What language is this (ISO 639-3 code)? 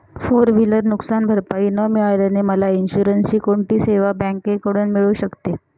mar